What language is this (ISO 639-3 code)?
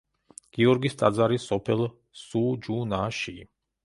kat